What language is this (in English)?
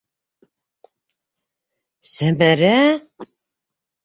Bashkir